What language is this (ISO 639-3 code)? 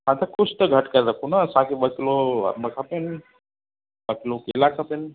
snd